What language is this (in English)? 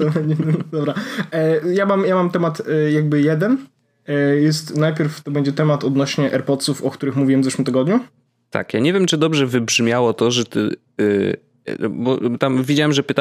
Polish